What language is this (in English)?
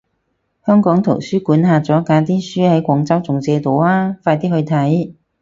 Cantonese